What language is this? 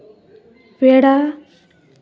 Santali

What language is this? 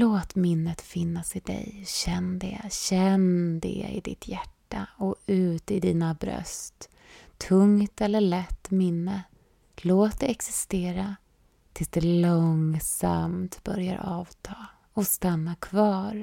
Swedish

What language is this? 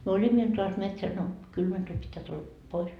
Finnish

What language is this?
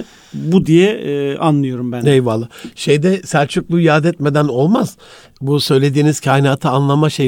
Turkish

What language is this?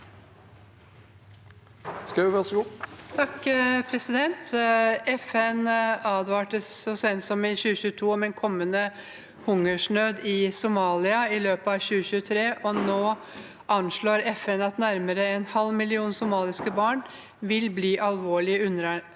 Norwegian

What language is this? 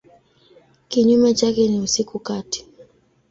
Swahili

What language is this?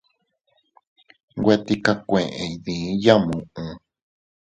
Teutila Cuicatec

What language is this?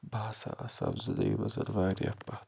Kashmiri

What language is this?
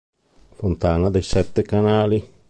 Italian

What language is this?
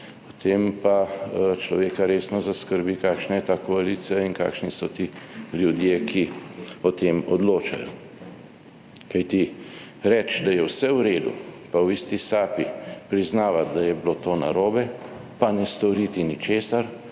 Slovenian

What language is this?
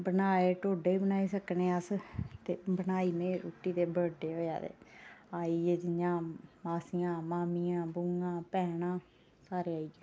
Dogri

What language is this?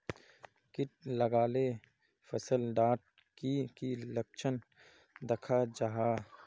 Magahi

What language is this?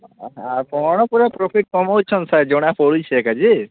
Odia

